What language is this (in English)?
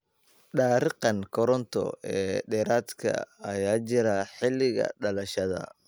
Somali